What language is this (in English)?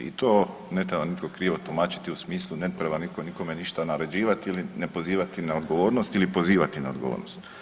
Croatian